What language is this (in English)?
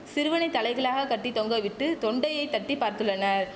Tamil